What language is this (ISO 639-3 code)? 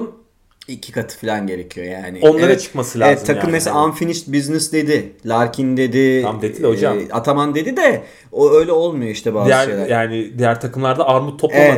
tur